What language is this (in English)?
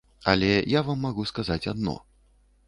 Belarusian